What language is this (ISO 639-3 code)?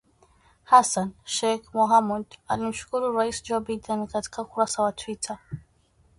swa